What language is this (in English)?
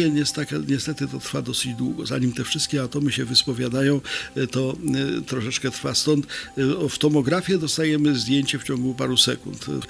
Polish